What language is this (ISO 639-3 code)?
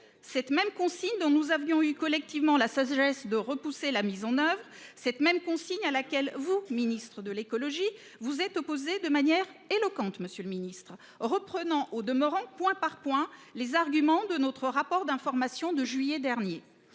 fra